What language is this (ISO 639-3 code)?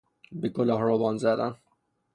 fas